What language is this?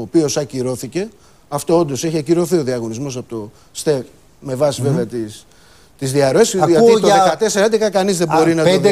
Greek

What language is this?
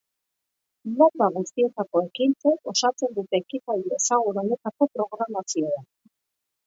Basque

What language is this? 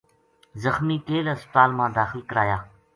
Gujari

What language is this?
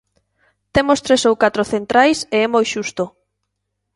Galician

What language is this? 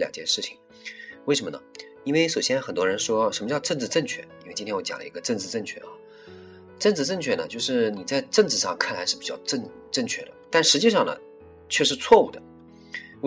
Chinese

